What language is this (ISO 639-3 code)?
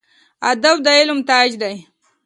pus